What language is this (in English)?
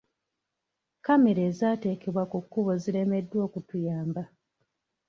Ganda